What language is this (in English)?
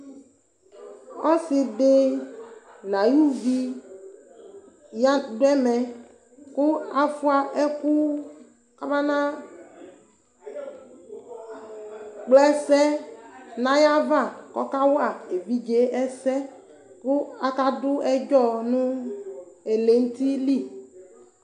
Ikposo